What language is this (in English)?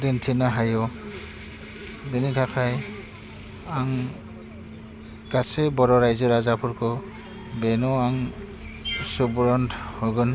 Bodo